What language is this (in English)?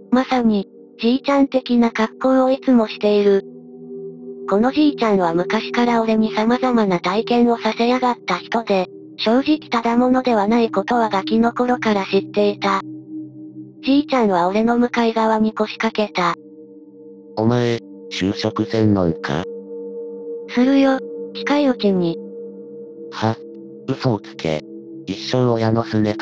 Japanese